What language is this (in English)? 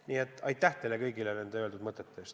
Estonian